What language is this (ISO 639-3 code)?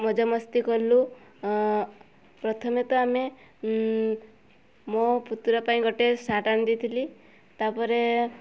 ori